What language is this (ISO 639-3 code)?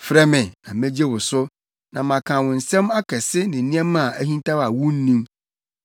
aka